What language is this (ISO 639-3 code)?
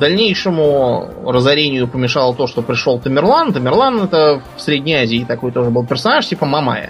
rus